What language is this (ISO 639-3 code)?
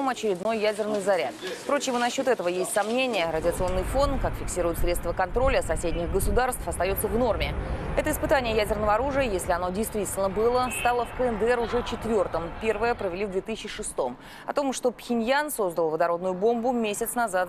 rus